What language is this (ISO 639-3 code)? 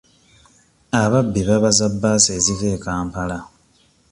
lug